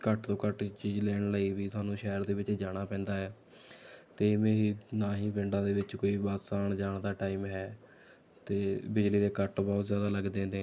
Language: Punjabi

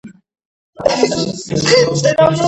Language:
Georgian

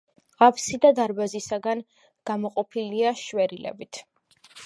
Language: Georgian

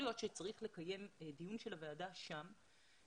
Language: Hebrew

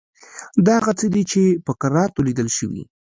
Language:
Pashto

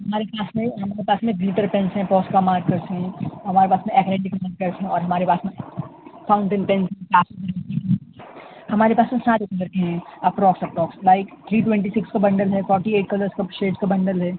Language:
Urdu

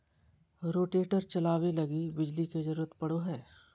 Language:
Magahi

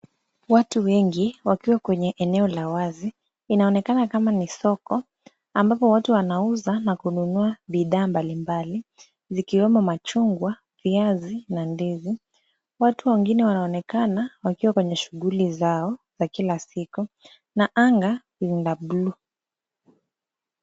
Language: Swahili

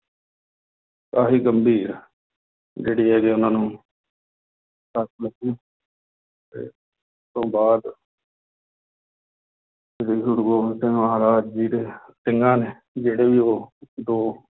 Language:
Punjabi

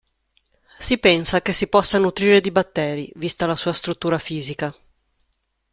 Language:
Italian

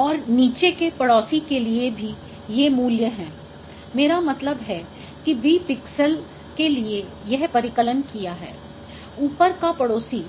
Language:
Hindi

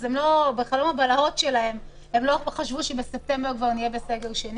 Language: Hebrew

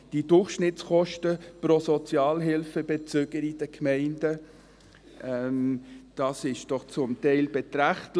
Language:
Swiss German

